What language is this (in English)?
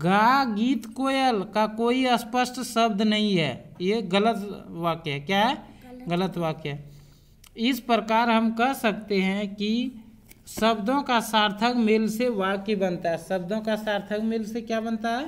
Hindi